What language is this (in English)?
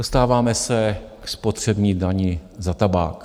Czech